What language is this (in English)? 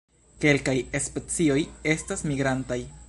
Esperanto